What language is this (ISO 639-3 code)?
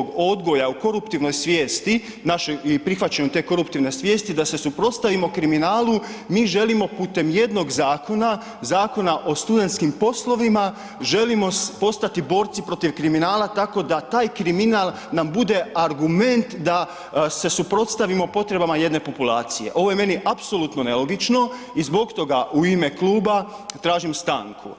hrv